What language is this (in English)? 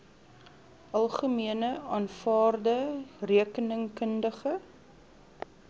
Afrikaans